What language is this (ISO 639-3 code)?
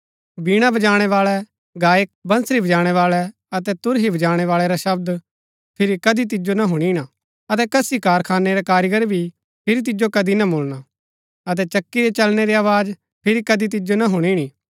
gbk